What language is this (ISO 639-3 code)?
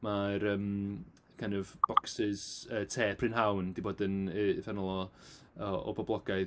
cym